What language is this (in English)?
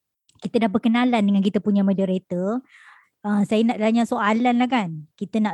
Malay